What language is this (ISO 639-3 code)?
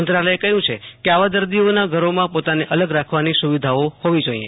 guj